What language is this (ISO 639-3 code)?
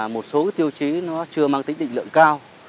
vie